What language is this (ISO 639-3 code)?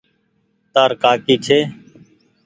gig